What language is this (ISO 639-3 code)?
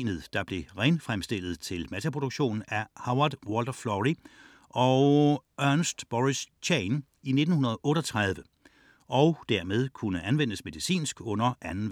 dan